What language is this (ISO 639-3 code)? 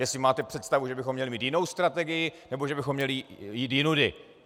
ces